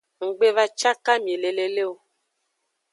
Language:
Aja (Benin)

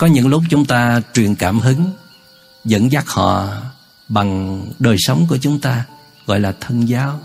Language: Vietnamese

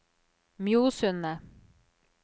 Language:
Norwegian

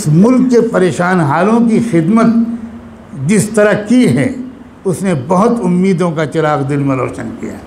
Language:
Urdu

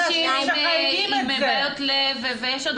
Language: Hebrew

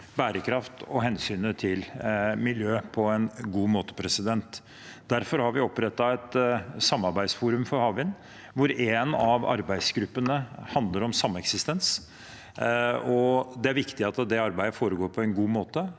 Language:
Norwegian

